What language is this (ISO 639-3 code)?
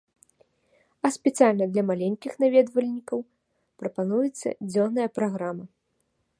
bel